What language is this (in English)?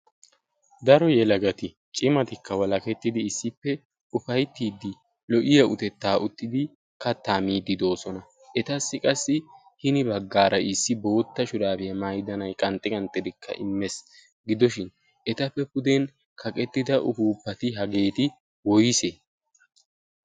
Wolaytta